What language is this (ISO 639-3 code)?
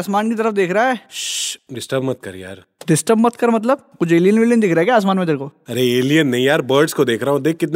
hin